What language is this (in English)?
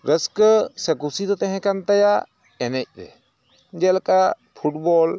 Santali